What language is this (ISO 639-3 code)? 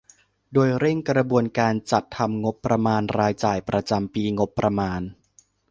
tha